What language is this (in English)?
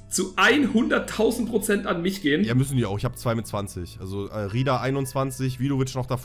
German